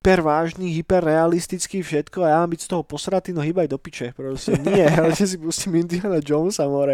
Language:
Slovak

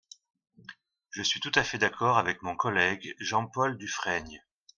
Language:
French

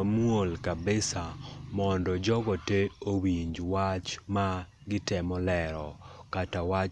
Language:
Luo (Kenya and Tanzania)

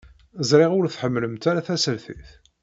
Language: Kabyle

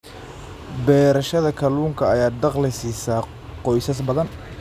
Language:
Somali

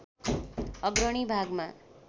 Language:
Nepali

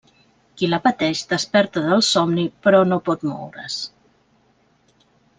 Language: Catalan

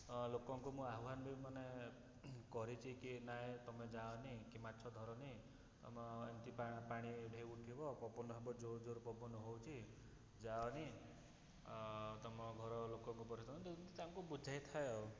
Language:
Odia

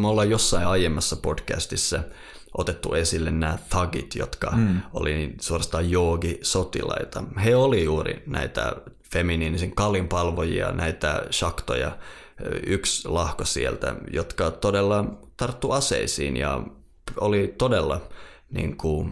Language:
Finnish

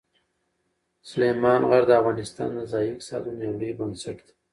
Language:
Pashto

